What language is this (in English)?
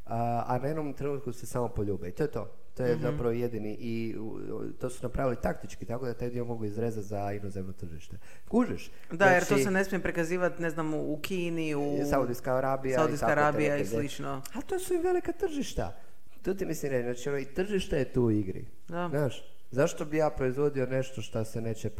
Croatian